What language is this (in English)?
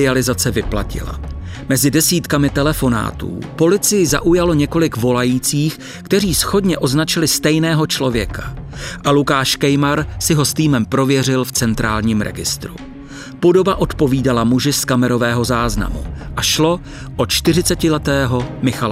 Czech